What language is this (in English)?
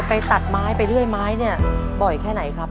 Thai